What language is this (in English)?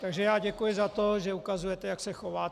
Czech